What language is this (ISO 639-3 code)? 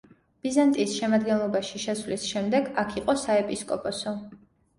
kat